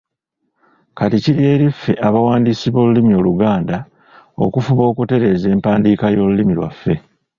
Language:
Ganda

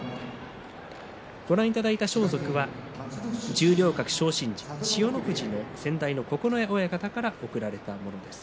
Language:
Japanese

